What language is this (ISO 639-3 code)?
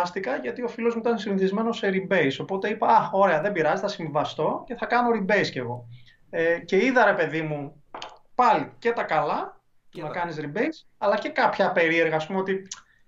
ell